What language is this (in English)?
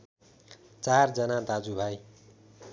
Nepali